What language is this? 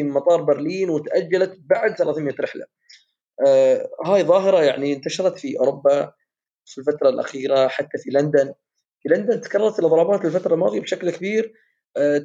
Arabic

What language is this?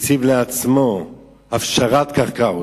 Hebrew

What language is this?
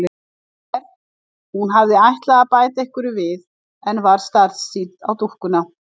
Icelandic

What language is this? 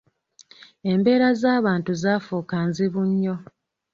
Ganda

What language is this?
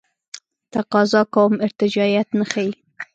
Pashto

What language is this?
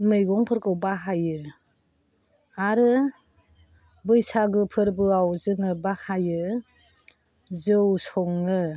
Bodo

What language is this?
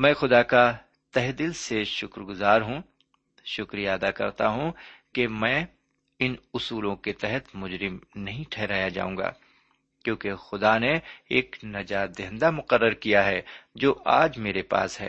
Urdu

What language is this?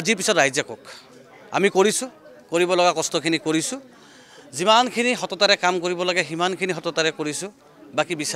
Turkish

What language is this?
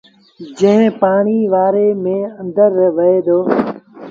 Sindhi Bhil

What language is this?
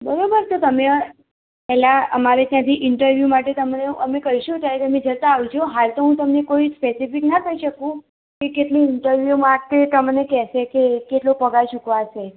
Gujarati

